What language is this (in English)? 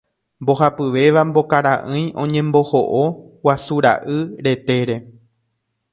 Guarani